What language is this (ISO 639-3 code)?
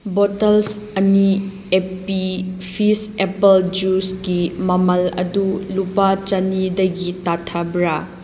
mni